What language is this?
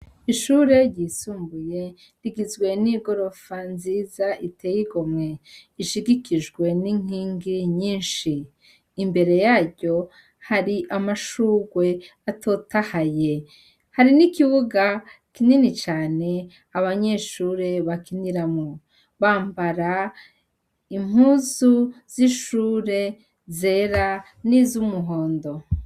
Rundi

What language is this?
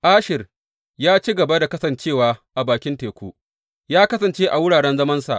Hausa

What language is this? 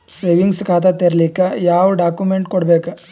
Kannada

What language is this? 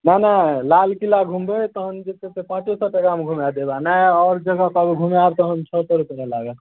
Maithili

